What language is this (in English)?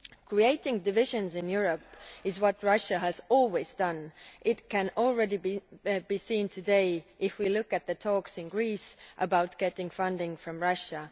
English